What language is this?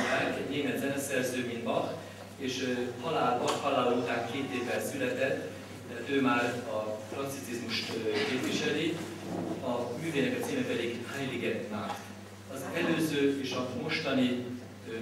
Hungarian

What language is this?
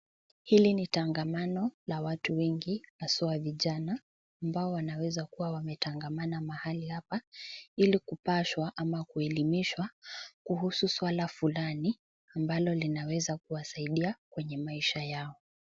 Swahili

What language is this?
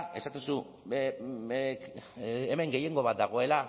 Basque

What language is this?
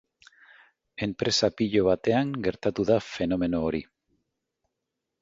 Basque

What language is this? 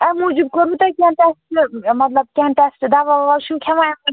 Kashmiri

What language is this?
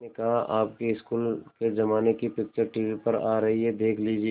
Hindi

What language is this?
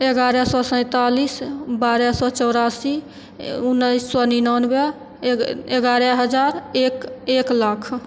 Maithili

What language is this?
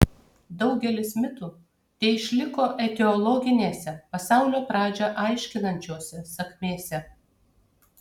Lithuanian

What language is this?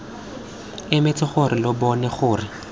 Tswana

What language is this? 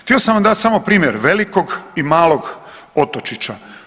Croatian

